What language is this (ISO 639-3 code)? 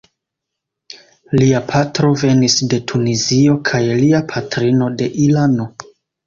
epo